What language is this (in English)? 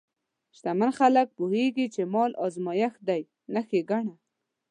Pashto